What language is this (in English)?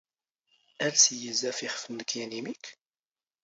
Standard Moroccan Tamazight